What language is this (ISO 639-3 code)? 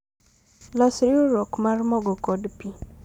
luo